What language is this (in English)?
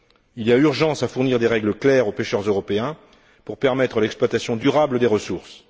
French